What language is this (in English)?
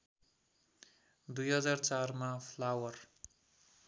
Nepali